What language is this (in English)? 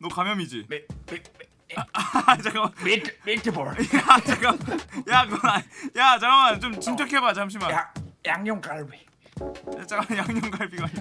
Korean